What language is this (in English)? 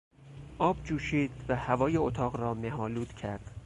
Persian